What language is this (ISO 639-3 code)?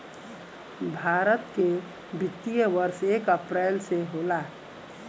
bho